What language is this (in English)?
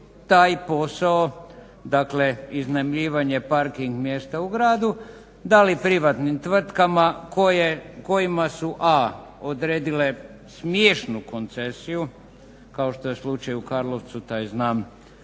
Croatian